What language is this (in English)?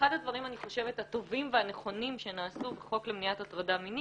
Hebrew